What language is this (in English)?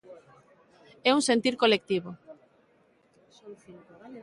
Galician